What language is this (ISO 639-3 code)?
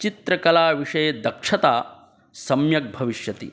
san